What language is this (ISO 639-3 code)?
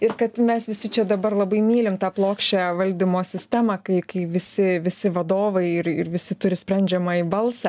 lit